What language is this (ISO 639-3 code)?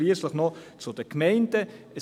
gsw